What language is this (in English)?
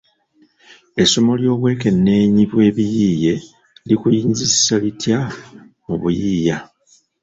Ganda